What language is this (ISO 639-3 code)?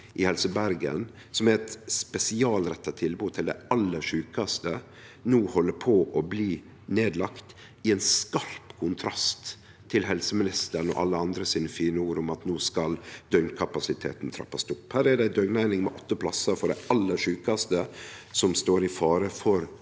nor